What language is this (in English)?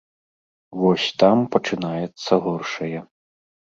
Belarusian